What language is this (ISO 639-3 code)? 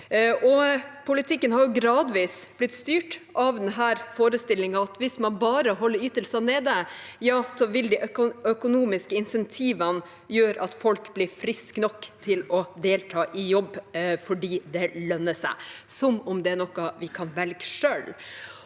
nor